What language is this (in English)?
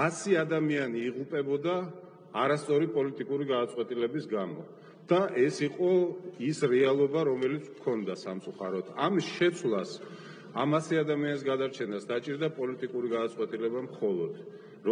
Romanian